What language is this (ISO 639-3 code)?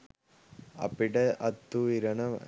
sin